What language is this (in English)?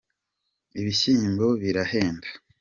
Kinyarwanda